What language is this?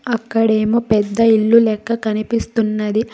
Telugu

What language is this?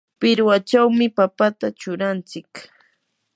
Yanahuanca Pasco Quechua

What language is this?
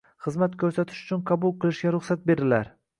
Uzbek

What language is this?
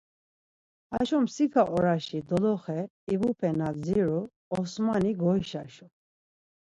Laz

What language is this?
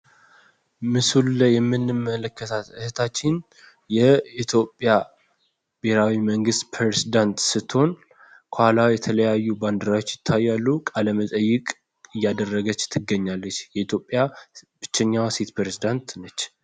Amharic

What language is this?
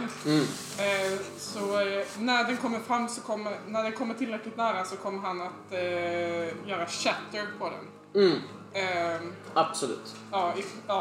Swedish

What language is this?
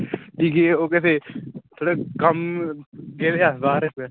Dogri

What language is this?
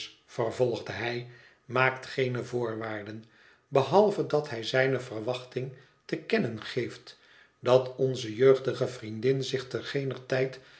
Dutch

